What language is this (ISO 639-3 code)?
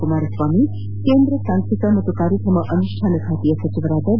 kan